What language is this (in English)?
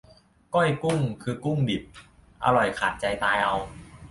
Thai